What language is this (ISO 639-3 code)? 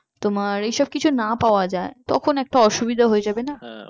ben